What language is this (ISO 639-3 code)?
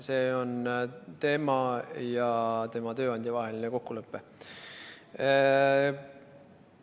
est